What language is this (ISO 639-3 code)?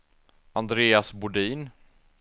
swe